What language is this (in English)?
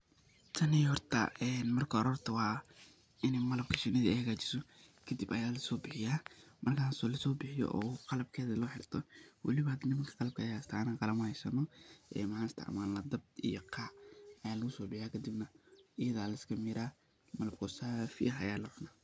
Somali